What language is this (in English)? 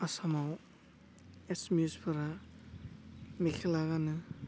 Bodo